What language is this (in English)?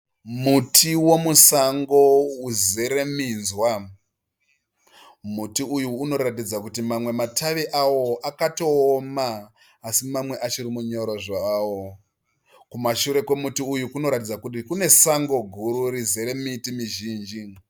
Shona